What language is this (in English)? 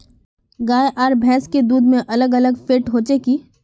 Magahi